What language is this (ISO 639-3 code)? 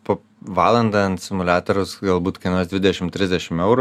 lit